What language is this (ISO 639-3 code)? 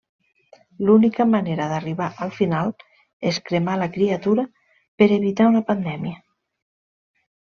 cat